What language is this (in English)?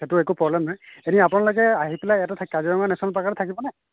Assamese